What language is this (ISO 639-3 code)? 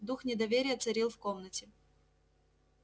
rus